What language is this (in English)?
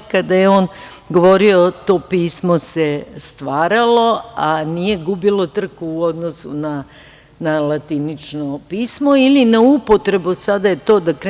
Serbian